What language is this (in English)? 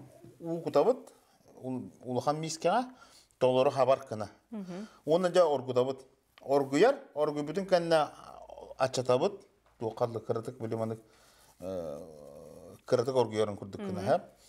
Turkish